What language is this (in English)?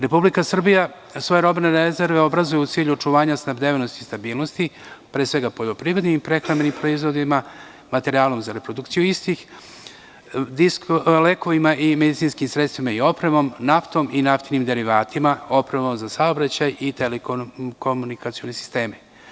Serbian